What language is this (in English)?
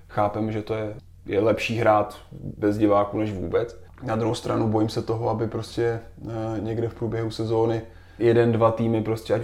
Czech